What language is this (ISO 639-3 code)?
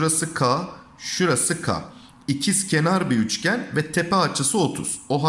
tur